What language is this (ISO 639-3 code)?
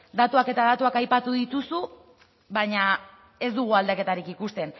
eus